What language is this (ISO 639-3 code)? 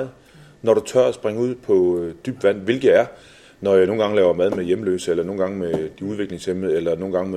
dan